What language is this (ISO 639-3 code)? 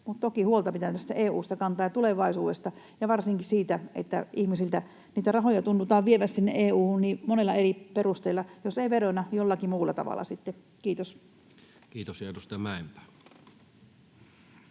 fin